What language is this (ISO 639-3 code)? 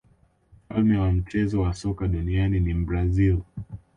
swa